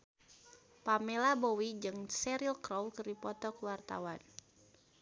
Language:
Sundanese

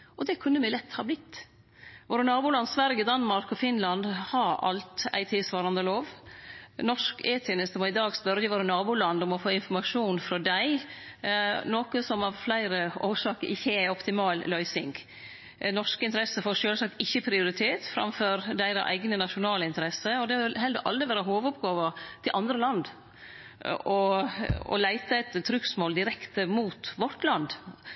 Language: Norwegian Nynorsk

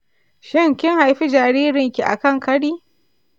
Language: Hausa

